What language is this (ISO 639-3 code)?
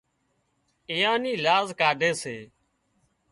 kxp